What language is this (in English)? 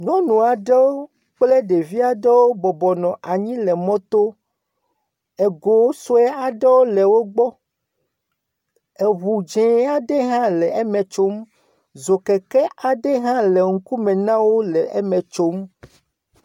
Ewe